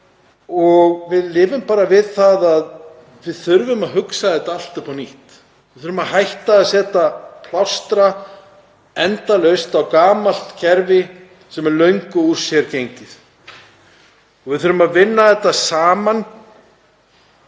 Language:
Icelandic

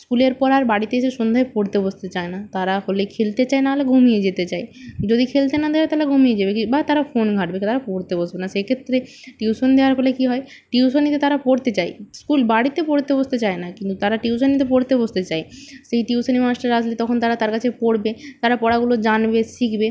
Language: Bangla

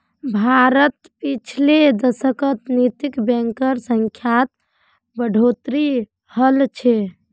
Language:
Magahi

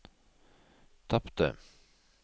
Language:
Norwegian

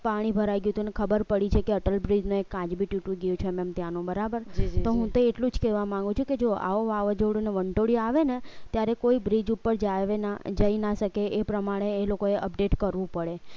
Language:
Gujarati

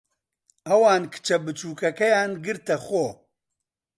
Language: Central Kurdish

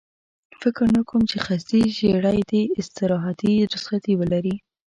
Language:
Pashto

